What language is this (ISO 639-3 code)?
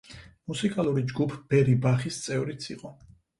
kat